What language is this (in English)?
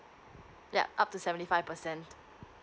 English